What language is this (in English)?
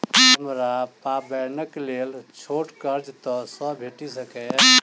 Maithili